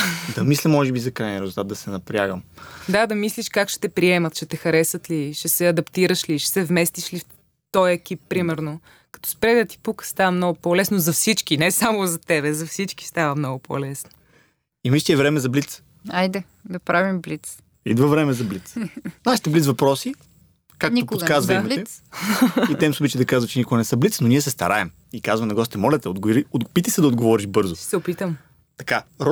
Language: Bulgarian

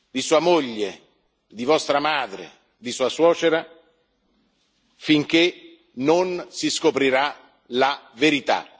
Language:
Italian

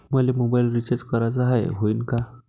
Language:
Marathi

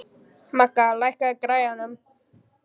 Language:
Icelandic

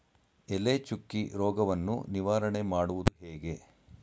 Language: Kannada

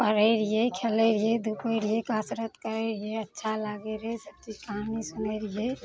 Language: Maithili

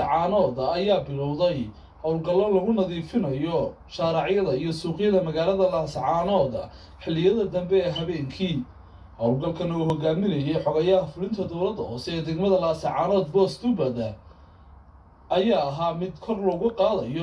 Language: Arabic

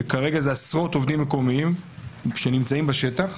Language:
Hebrew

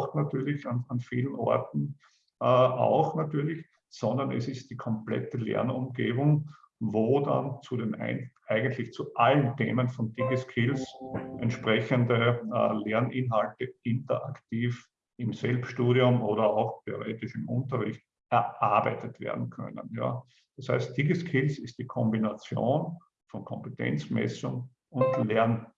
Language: German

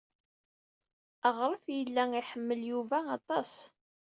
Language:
Kabyle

